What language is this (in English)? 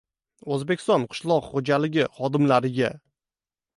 Uzbek